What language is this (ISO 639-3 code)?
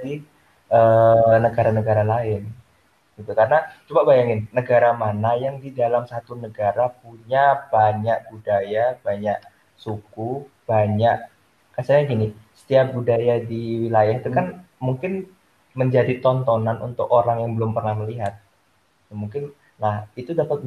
ind